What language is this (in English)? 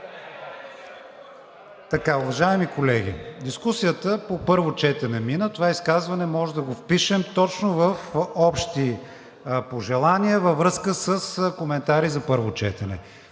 Bulgarian